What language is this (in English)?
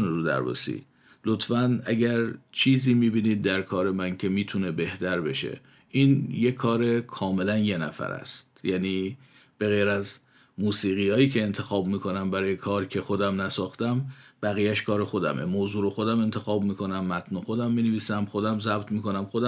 Persian